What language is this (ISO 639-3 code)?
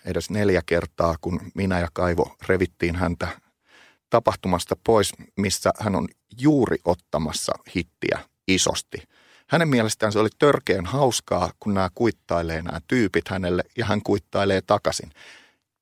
fin